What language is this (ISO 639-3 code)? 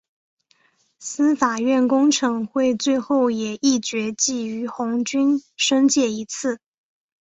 zho